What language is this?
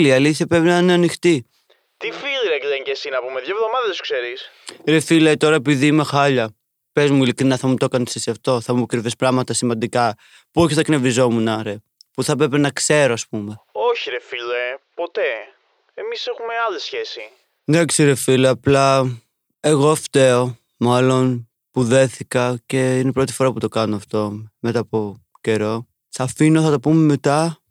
Greek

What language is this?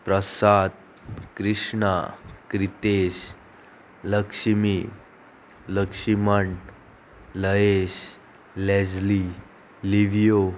Konkani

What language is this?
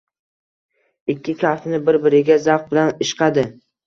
Uzbek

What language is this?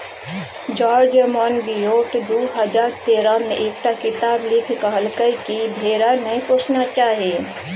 Maithili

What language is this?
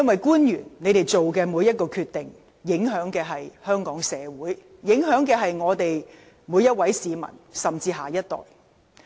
Cantonese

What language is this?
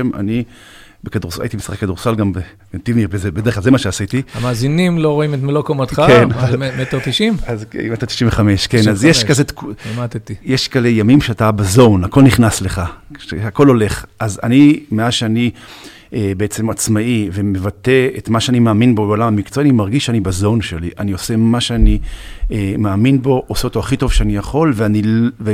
Hebrew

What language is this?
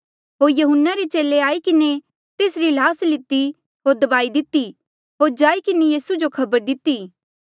Mandeali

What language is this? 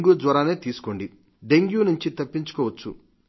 Telugu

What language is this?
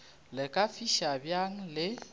Northern Sotho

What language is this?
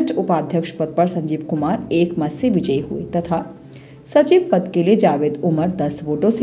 Hindi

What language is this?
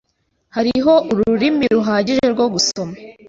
Kinyarwanda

